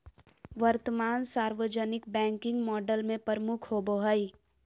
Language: Magahi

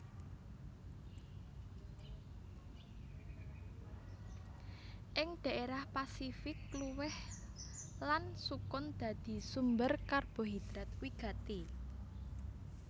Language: Javanese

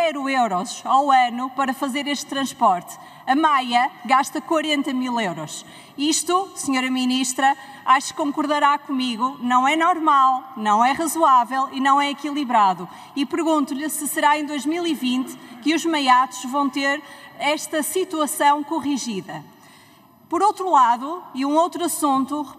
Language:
Portuguese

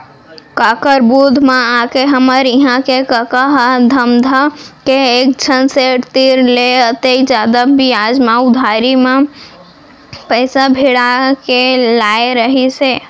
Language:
Chhattisgarhi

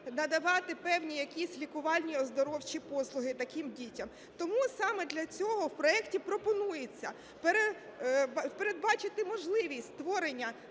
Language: Ukrainian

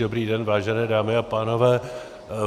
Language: Czech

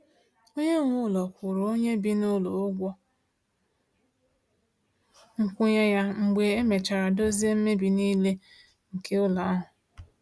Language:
Igbo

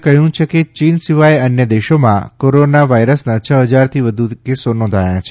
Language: Gujarati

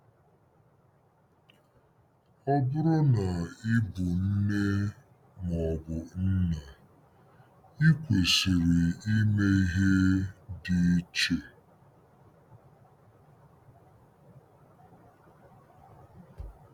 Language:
Igbo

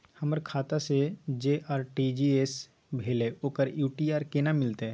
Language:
Maithili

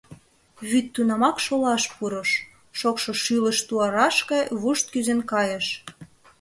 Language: Mari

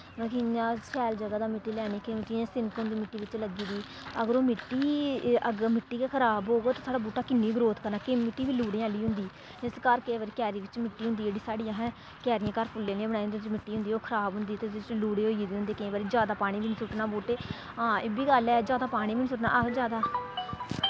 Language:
Dogri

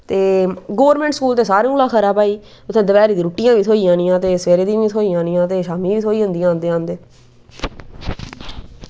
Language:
Dogri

